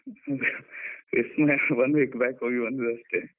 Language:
Kannada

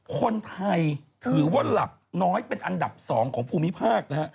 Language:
Thai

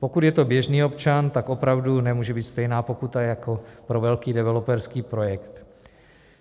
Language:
Czech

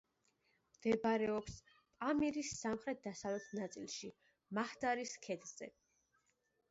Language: Georgian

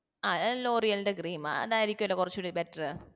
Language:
Malayalam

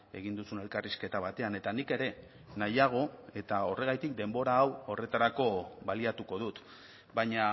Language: Basque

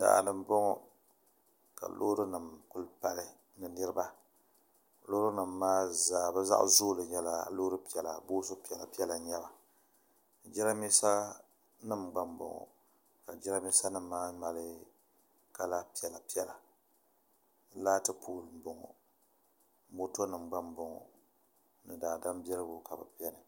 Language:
Dagbani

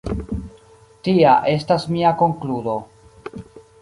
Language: Esperanto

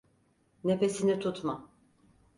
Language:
Turkish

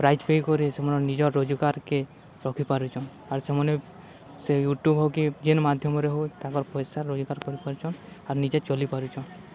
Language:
Odia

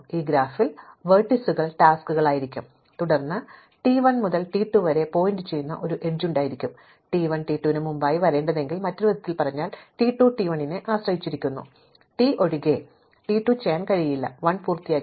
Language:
Malayalam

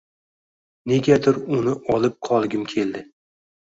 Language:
Uzbek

